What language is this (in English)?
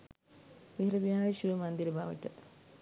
Sinhala